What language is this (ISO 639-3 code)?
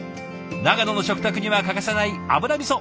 jpn